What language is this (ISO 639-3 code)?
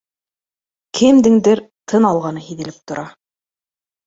bak